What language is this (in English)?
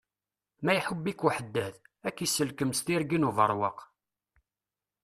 Kabyle